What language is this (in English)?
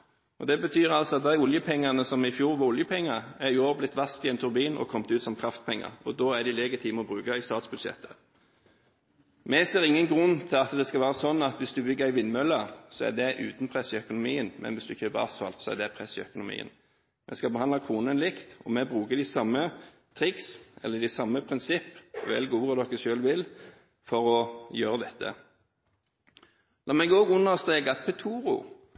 Norwegian Bokmål